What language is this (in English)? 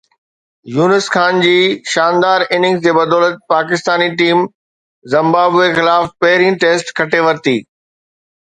Sindhi